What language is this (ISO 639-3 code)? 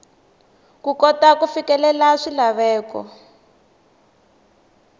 tso